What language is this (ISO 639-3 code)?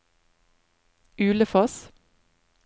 nor